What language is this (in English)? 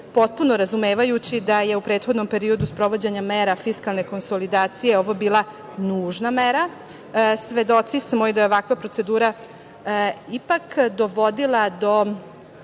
Serbian